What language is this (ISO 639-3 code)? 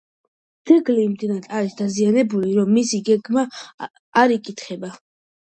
kat